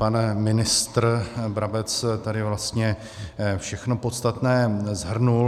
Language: Czech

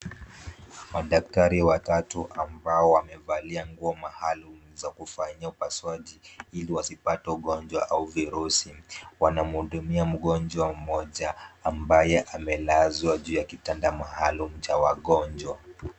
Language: Swahili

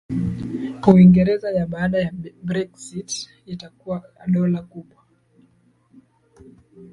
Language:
Swahili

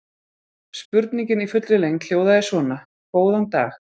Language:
Icelandic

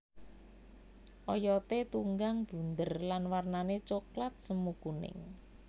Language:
Javanese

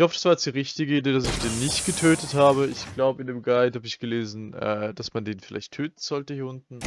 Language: German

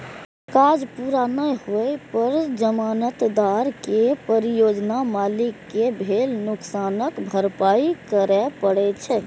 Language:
Maithili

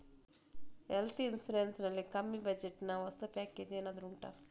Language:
Kannada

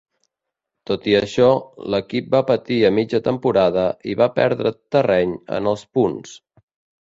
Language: Catalan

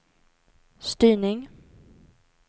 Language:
Swedish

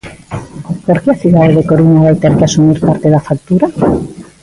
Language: Galician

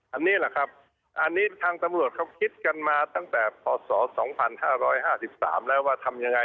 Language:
Thai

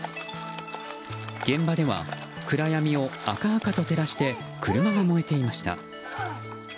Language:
Japanese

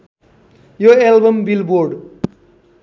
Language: Nepali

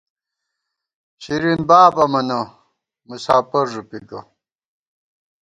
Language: Gawar-Bati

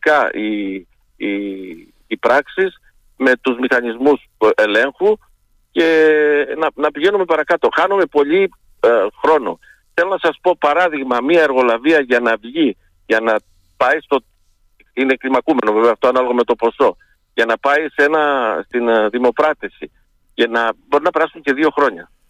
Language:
Greek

